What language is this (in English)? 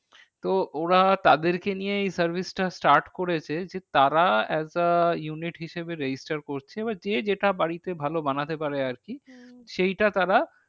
Bangla